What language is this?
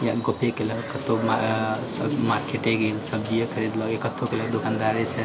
Maithili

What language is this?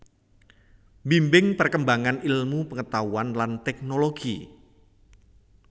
Javanese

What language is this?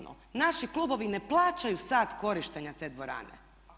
Croatian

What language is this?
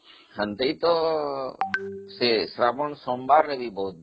Odia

